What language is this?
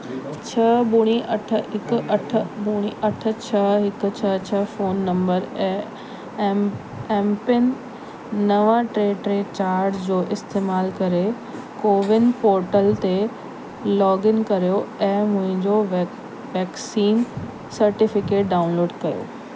Sindhi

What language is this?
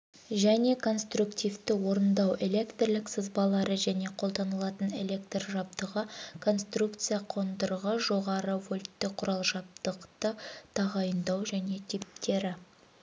Kazakh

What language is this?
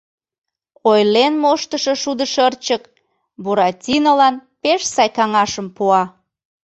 Mari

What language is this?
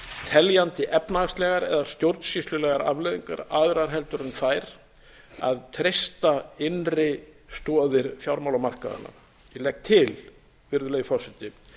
Icelandic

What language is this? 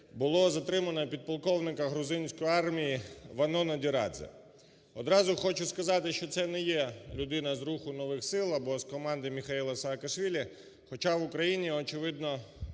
Ukrainian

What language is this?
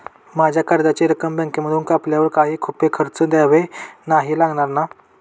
Marathi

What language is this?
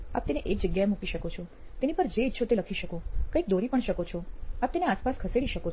Gujarati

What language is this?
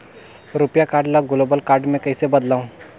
Chhattisgarhi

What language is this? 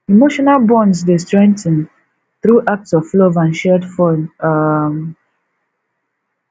Nigerian Pidgin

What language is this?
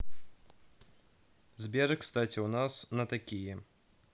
Russian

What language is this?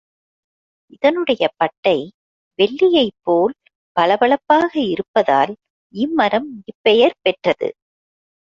Tamil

